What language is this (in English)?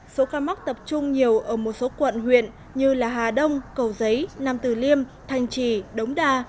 Vietnamese